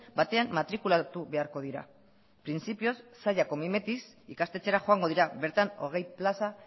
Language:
Basque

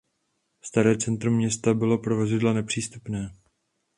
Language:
Czech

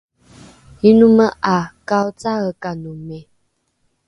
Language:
Rukai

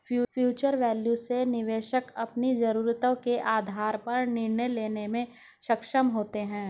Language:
Hindi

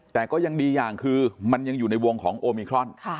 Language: Thai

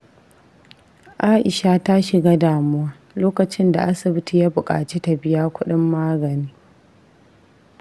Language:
Hausa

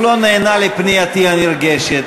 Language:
Hebrew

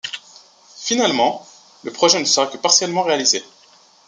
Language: French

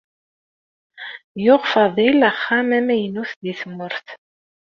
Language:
Kabyle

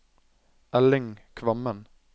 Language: Norwegian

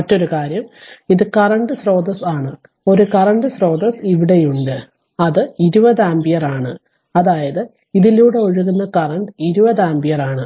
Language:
Malayalam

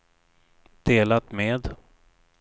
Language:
Swedish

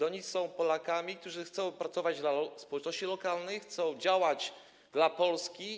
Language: Polish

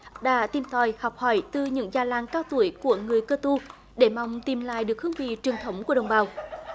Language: Vietnamese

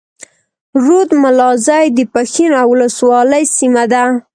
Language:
Pashto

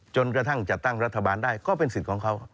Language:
Thai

